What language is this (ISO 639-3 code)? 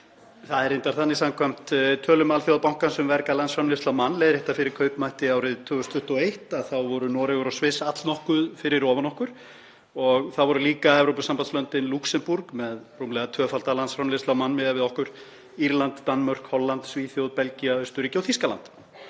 isl